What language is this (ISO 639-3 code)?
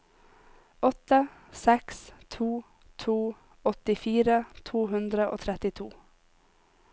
nor